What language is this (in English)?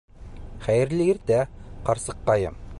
Bashkir